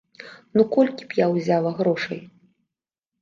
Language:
Belarusian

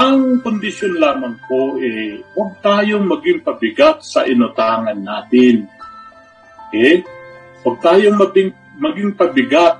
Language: Filipino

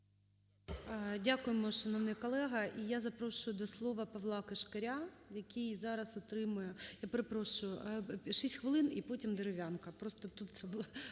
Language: Ukrainian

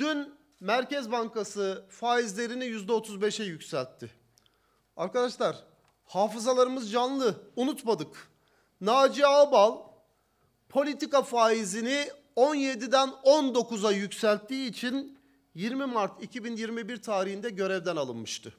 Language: Turkish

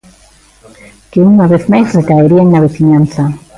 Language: Galician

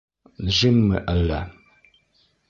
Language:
Bashkir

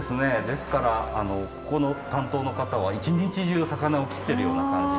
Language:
Japanese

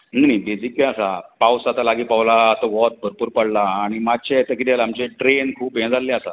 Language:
Konkani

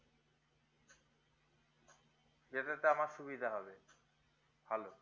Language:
Bangla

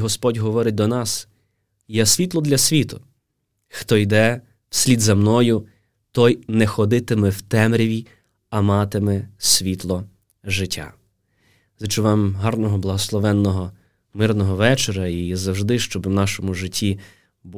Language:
Ukrainian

